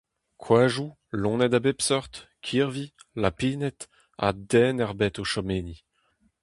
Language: Breton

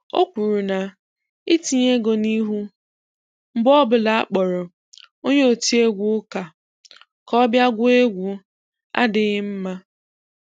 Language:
Igbo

